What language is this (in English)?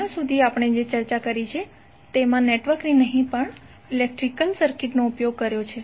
Gujarati